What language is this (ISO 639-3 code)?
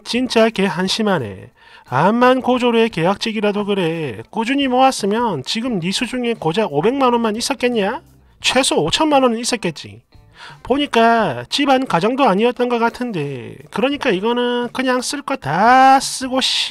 kor